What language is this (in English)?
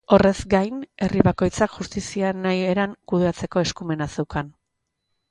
Basque